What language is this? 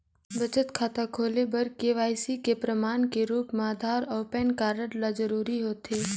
Chhattisgarhi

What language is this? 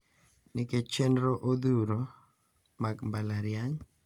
Luo (Kenya and Tanzania)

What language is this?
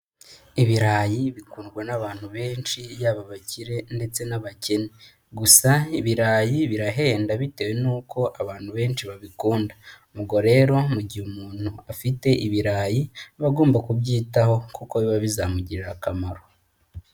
Kinyarwanda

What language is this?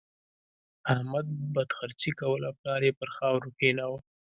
Pashto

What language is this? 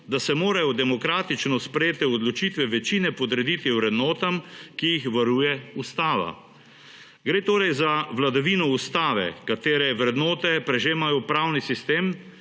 Slovenian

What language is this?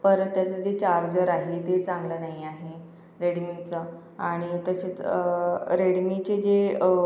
Marathi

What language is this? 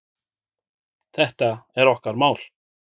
Icelandic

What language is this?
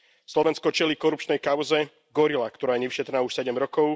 Slovak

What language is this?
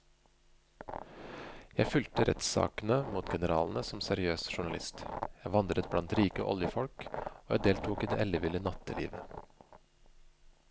Norwegian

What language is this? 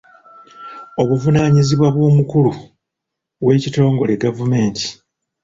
Ganda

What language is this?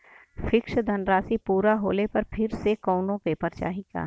Bhojpuri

